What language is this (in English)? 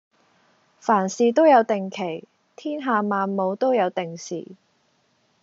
Cantonese